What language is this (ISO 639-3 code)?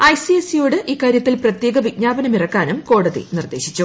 mal